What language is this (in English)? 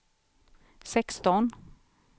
Swedish